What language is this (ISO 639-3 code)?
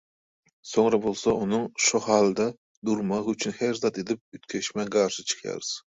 tuk